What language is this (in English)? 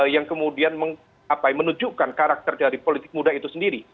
Indonesian